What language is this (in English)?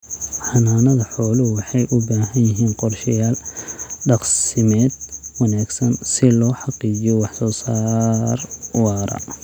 Somali